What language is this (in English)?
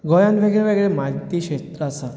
Konkani